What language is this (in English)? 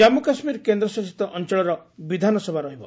Odia